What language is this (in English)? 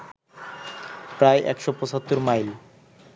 Bangla